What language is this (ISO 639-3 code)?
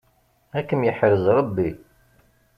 kab